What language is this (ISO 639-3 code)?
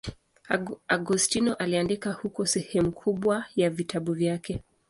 swa